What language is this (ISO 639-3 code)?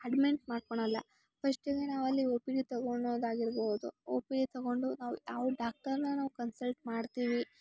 kan